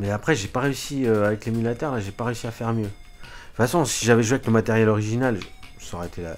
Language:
French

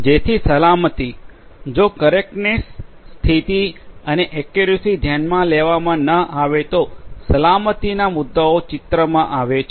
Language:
Gujarati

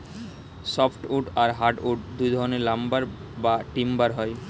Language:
Bangla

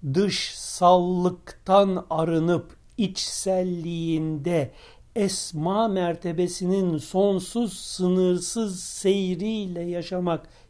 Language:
Turkish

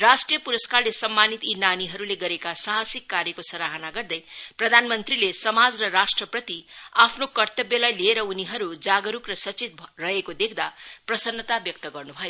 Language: Nepali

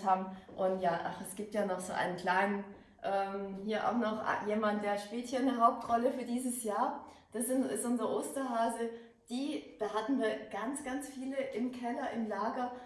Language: German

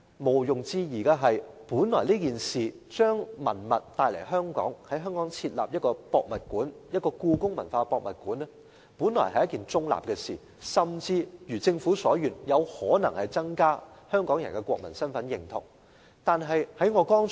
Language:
Cantonese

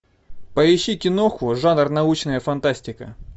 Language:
Russian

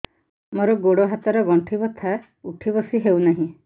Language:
Odia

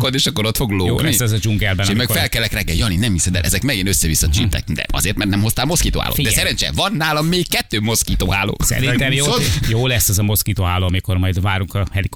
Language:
Hungarian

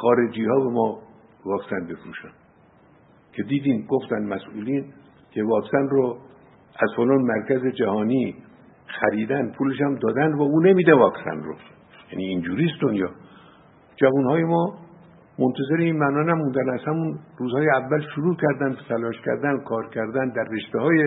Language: Persian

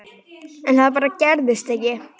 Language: Icelandic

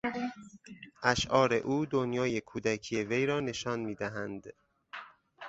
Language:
Persian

